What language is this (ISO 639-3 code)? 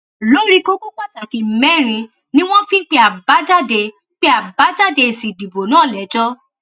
yor